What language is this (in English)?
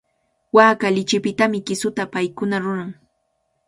Cajatambo North Lima Quechua